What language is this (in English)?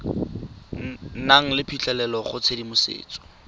Tswana